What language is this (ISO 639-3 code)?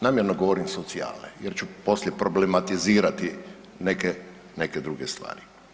hrv